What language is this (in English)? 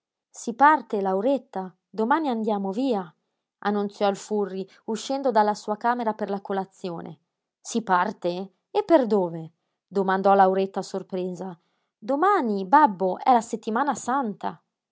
Italian